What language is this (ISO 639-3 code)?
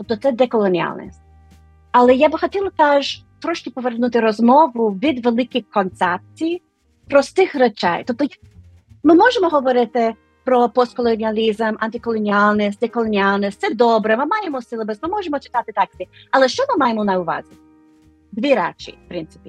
ukr